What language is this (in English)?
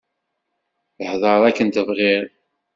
Kabyle